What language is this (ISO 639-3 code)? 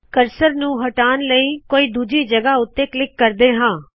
pan